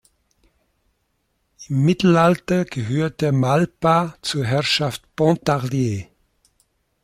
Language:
German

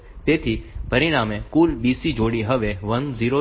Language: Gujarati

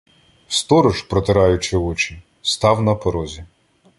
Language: Ukrainian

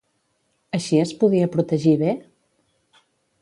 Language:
Catalan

